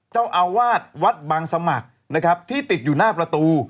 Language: Thai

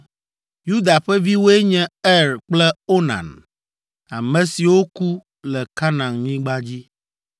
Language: Ewe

